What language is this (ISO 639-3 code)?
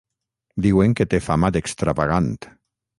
cat